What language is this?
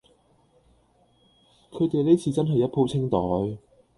Cantonese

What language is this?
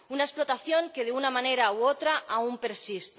Spanish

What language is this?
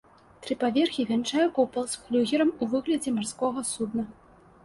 Belarusian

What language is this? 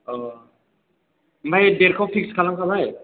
Bodo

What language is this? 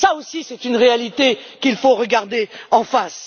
French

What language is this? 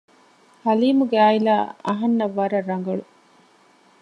Divehi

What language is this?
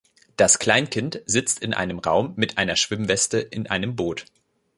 German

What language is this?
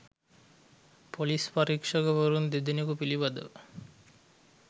Sinhala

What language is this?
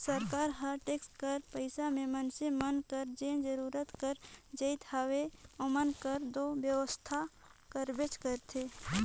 Chhattisgarhi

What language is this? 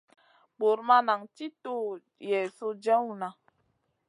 Masana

